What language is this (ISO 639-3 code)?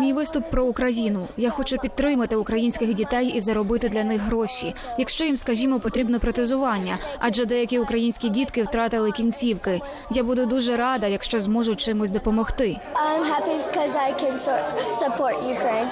ukr